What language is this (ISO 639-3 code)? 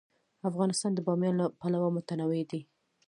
pus